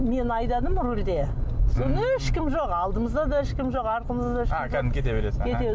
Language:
Kazakh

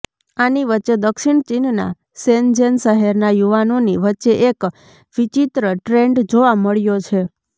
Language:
Gujarati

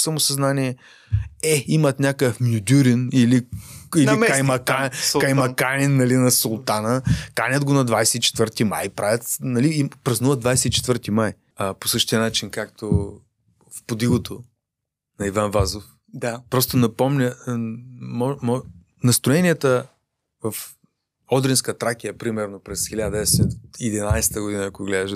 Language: Bulgarian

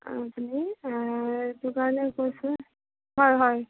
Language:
Assamese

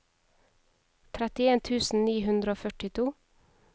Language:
Norwegian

